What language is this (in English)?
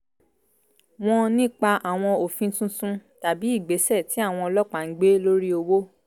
Yoruba